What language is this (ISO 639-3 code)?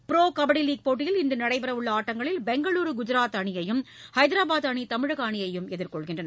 tam